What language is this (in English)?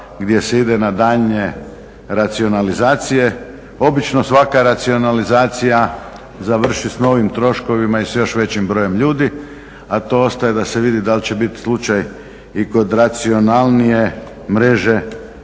Croatian